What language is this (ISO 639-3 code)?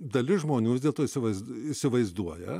lit